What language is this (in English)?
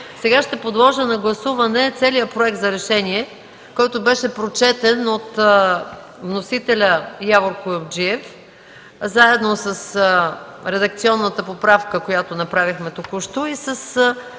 Bulgarian